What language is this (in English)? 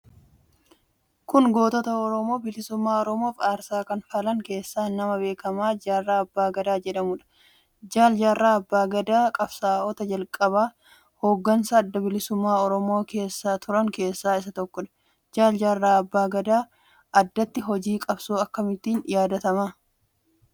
Oromo